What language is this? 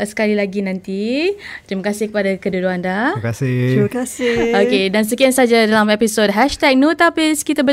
Malay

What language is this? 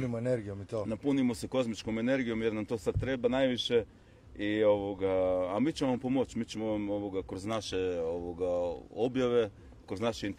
Croatian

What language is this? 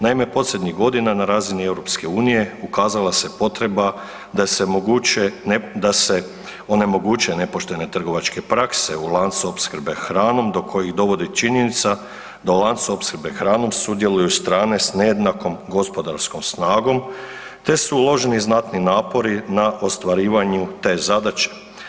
Croatian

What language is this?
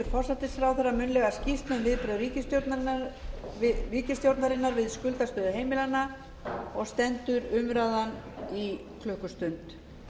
Icelandic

